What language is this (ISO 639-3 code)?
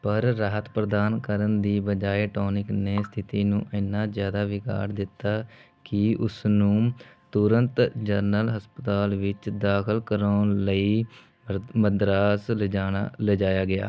pan